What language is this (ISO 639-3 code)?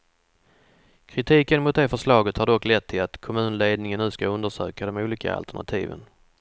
swe